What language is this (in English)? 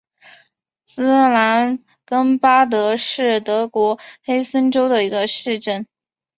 Chinese